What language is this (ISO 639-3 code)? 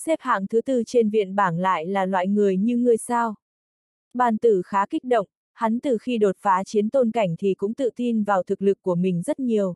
vie